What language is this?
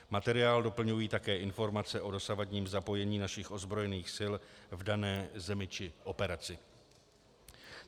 Czech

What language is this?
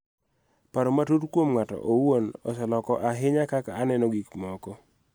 Luo (Kenya and Tanzania)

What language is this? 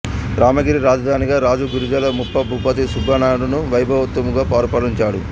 Telugu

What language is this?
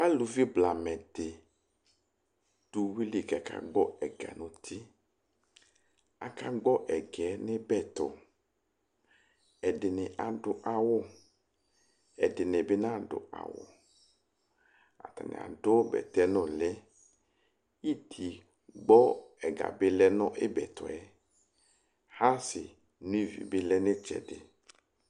Ikposo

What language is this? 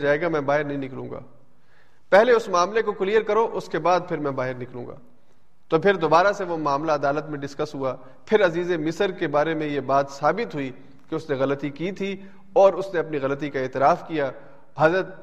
Urdu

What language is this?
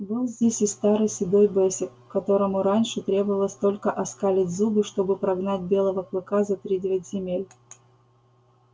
Russian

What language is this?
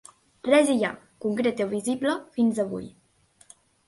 Catalan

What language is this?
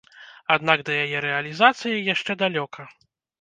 Belarusian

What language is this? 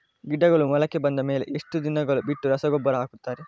Kannada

